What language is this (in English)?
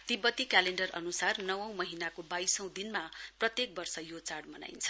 Nepali